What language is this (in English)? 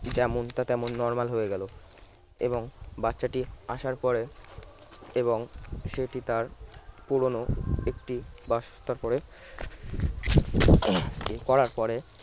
Bangla